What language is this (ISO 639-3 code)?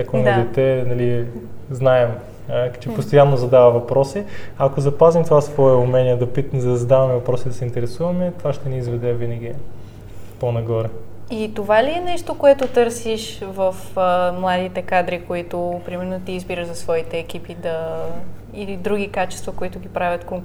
bul